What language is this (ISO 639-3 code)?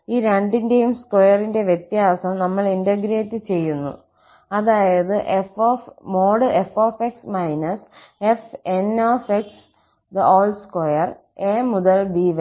mal